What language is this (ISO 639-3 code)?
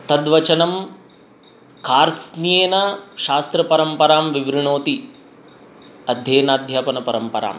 san